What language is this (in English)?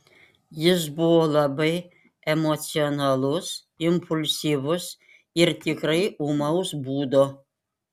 Lithuanian